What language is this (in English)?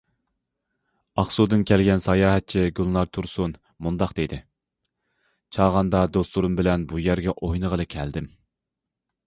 Uyghur